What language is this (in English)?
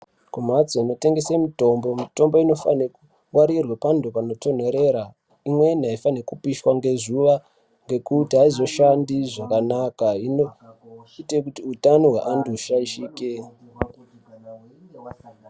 Ndau